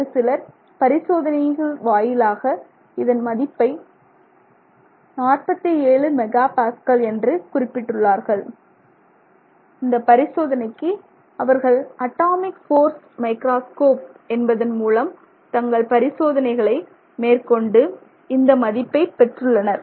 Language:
Tamil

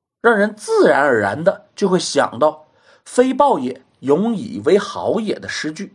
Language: Chinese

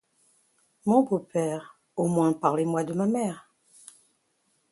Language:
French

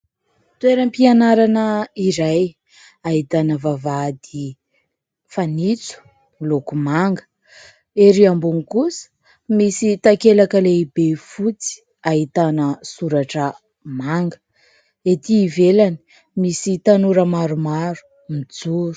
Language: Malagasy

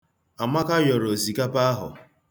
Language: Igbo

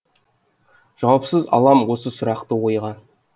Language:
Kazakh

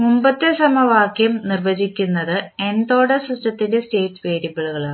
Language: Malayalam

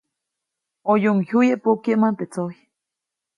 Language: Copainalá Zoque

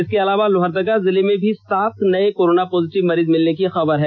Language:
Hindi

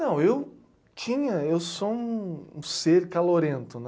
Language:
Portuguese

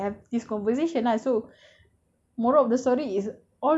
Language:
English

